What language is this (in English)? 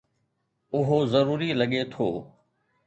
Sindhi